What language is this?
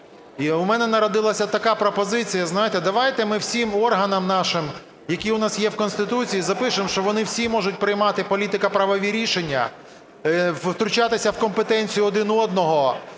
Ukrainian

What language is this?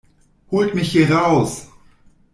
German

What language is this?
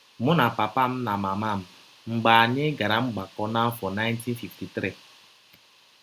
Igbo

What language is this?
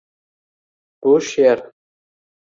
Uzbek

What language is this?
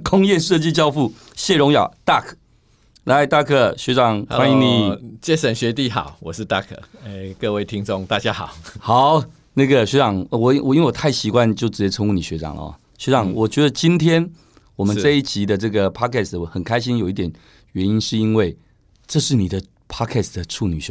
Chinese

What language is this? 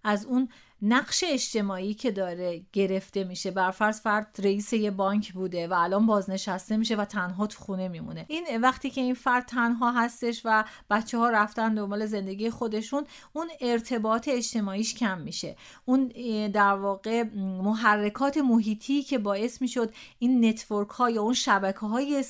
Persian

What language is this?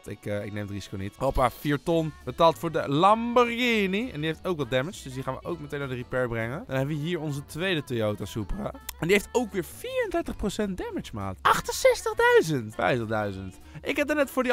Dutch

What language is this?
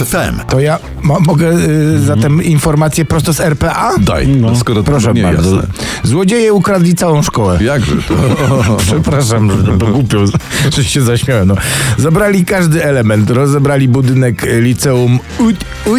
Polish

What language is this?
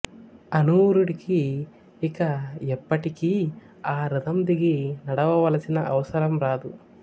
Telugu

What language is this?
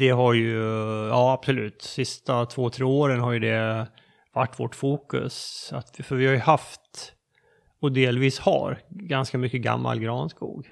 Swedish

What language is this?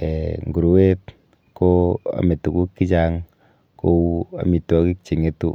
Kalenjin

